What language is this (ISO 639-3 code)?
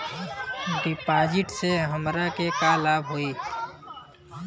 bho